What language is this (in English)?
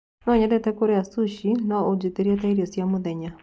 Kikuyu